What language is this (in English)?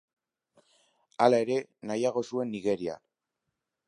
Basque